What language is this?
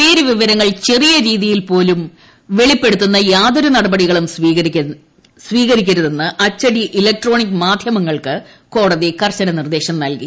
Malayalam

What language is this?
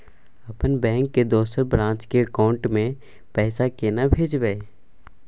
Maithili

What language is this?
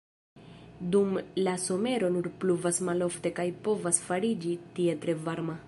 Esperanto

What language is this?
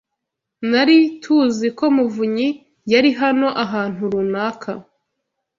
Kinyarwanda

